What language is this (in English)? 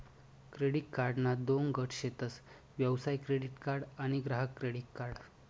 Marathi